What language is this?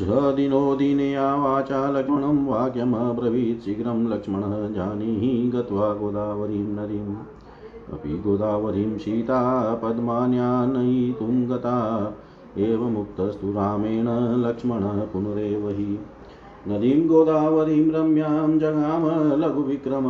Hindi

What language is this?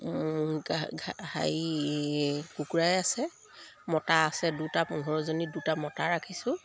Assamese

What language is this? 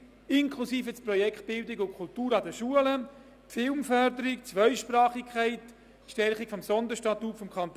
Swiss German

